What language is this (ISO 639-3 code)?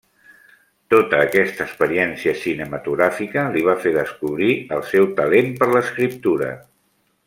cat